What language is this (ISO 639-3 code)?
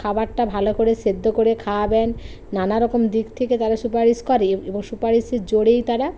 ben